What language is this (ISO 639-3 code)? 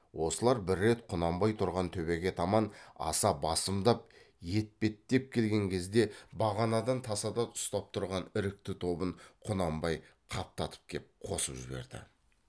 kaz